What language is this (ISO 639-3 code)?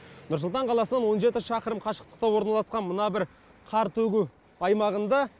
kaz